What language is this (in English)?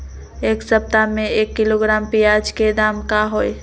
Magahi